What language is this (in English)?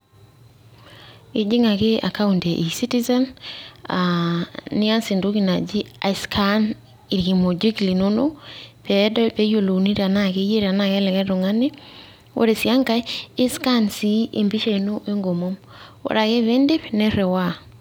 Masai